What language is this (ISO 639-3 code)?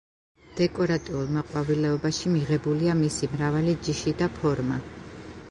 kat